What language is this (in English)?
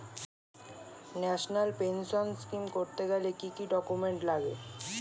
Bangla